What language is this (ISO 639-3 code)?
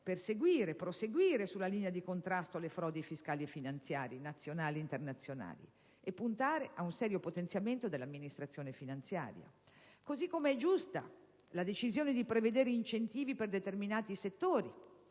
ita